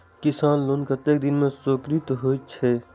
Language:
Maithili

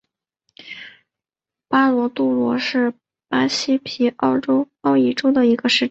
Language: Chinese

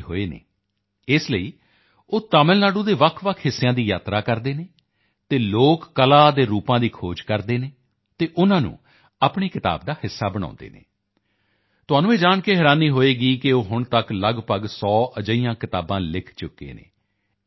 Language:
Punjabi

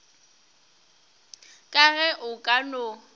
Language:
Northern Sotho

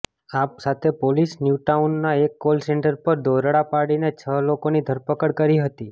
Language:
Gujarati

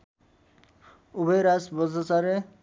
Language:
Nepali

